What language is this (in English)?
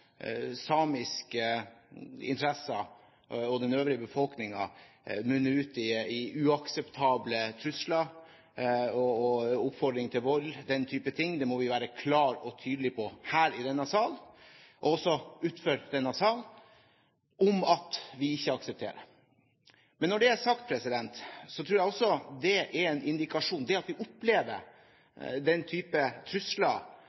Norwegian Bokmål